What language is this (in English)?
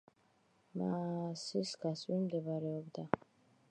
Georgian